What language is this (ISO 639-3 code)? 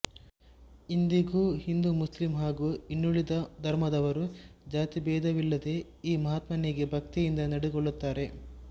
kan